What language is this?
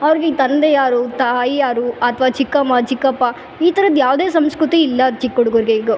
Kannada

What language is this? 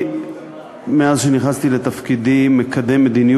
Hebrew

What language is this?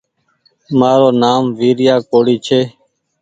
Goaria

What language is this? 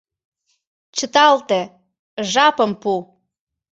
Mari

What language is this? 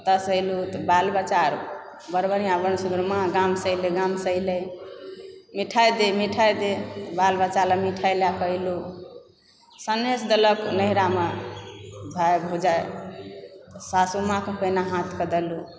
Maithili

